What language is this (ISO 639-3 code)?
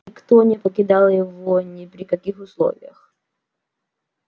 rus